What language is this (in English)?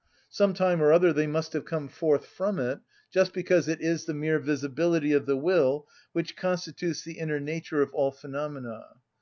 English